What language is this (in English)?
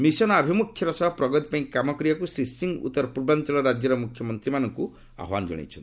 Odia